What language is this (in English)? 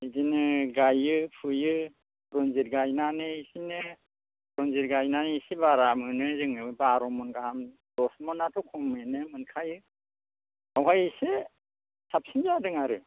Bodo